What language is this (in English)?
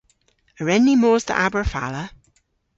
Cornish